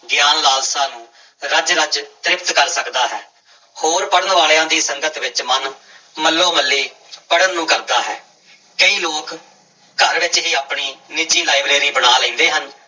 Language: Punjabi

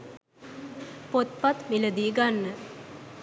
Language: Sinhala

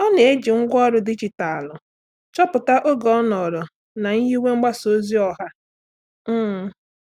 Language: Igbo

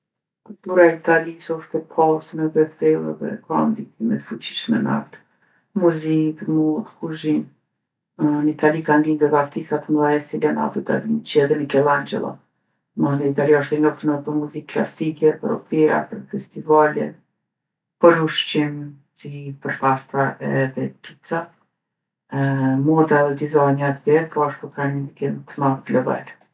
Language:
Gheg Albanian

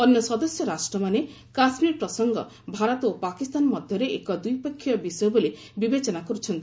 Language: Odia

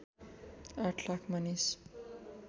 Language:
Nepali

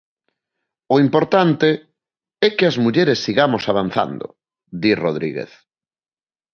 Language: Galician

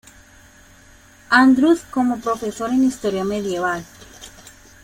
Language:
Spanish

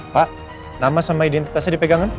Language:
Indonesian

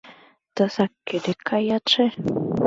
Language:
Mari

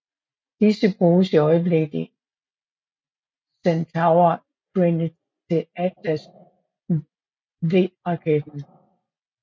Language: Danish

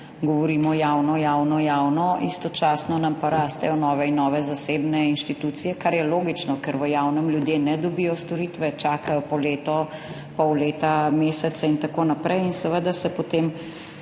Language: Slovenian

